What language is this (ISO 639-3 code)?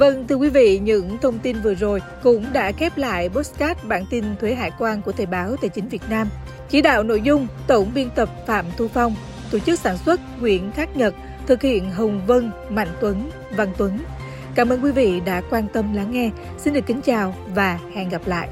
vie